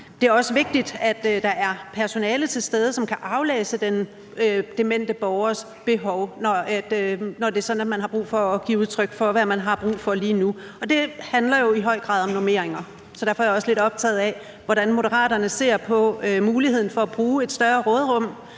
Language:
Danish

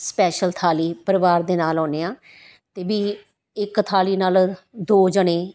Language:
Punjabi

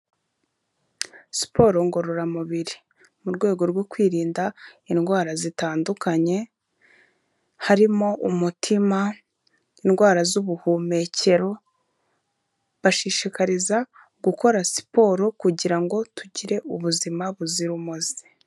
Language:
Kinyarwanda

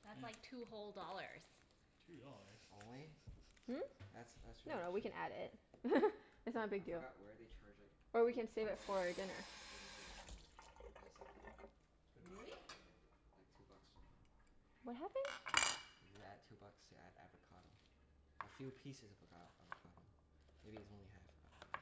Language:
English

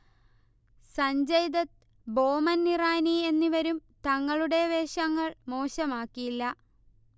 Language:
Malayalam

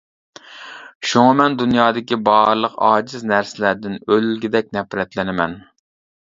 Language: Uyghur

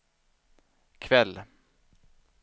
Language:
Swedish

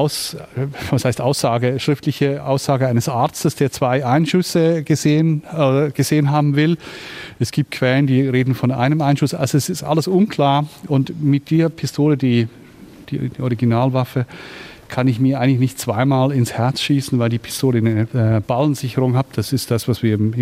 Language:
German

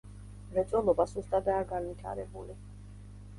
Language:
Georgian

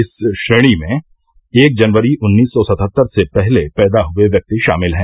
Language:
Hindi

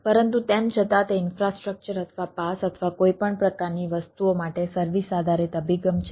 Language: Gujarati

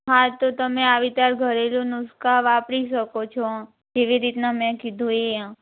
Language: Gujarati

